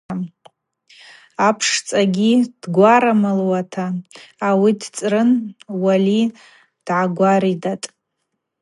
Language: Abaza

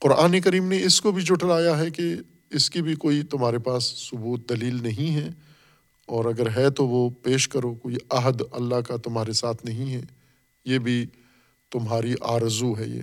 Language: Urdu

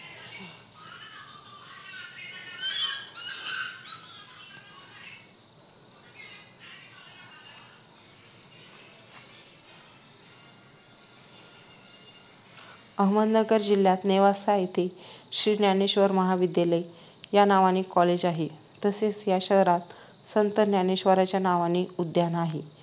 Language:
Marathi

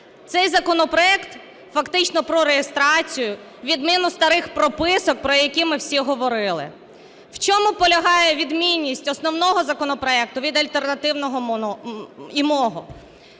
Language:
Ukrainian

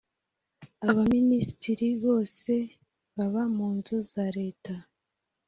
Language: Kinyarwanda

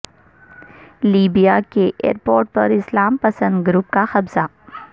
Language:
Urdu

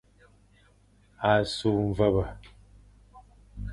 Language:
Fang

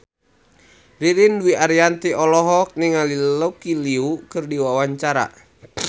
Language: Sundanese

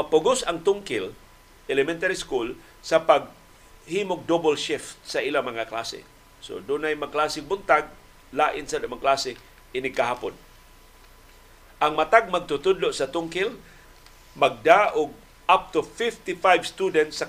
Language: Filipino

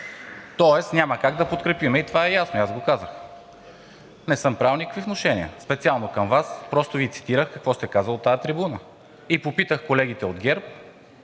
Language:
Bulgarian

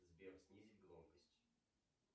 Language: Russian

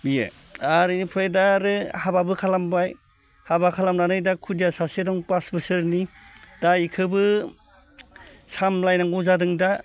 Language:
Bodo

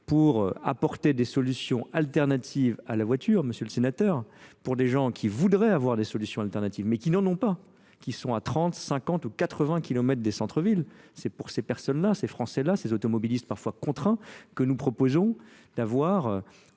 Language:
French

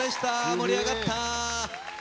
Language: Japanese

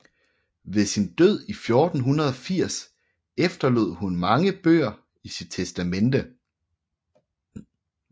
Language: Danish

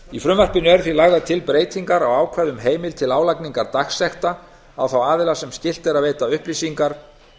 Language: Icelandic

